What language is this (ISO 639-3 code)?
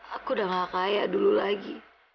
ind